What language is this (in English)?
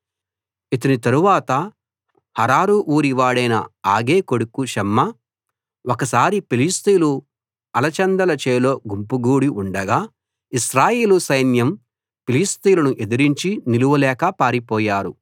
Telugu